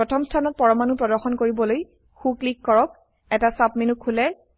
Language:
Assamese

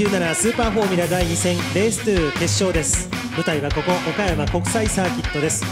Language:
Japanese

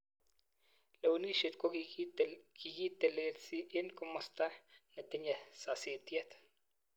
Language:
Kalenjin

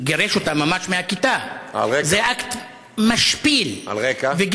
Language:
Hebrew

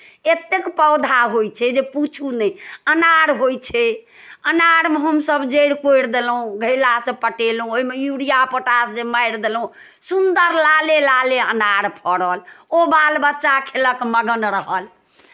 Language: Maithili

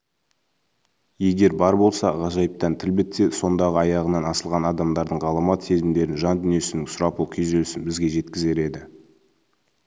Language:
Kazakh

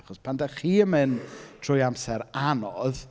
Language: Welsh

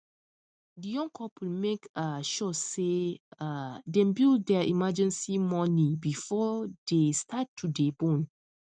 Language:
Nigerian Pidgin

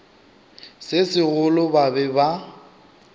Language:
Northern Sotho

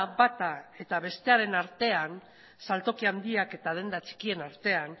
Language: Basque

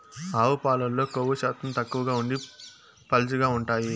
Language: Telugu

